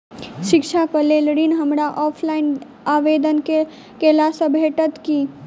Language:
Maithili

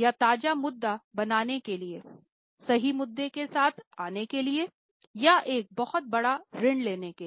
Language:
Hindi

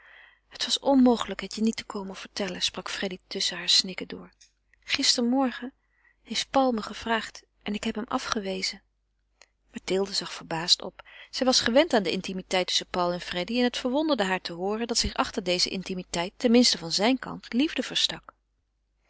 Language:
Dutch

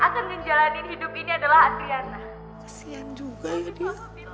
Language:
Indonesian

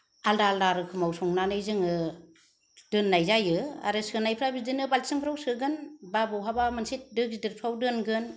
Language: Bodo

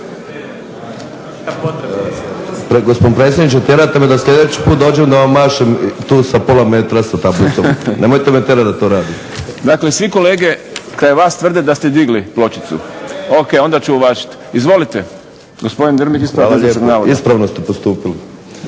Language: Croatian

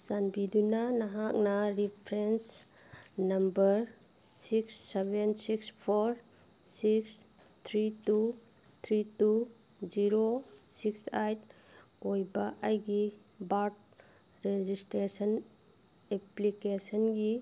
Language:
Manipuri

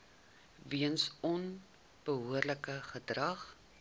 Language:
Afrikaans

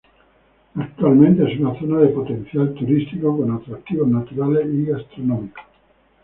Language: Spanish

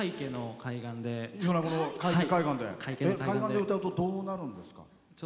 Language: Japanese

